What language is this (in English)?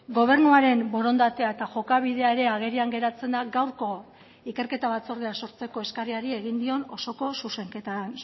Basque